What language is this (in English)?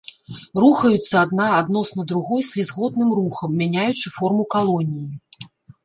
Belarusian